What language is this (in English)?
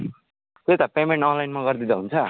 Nepali